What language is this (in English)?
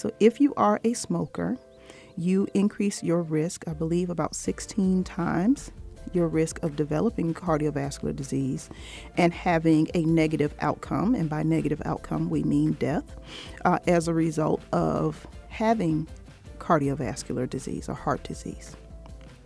English